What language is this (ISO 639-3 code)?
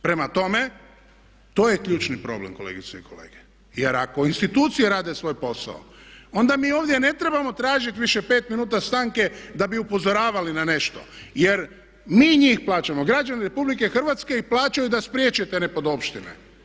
hrv